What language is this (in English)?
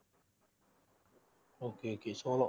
Tamil